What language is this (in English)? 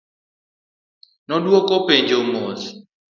Luo (Kenya and Tanzania)